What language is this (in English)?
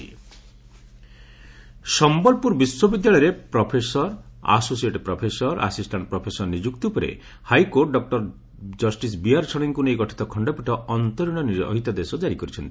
Odia